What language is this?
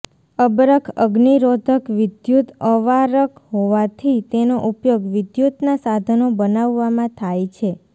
Gujarati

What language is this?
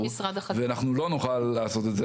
Hebrew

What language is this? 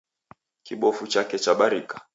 Taita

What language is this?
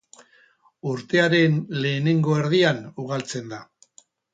Basque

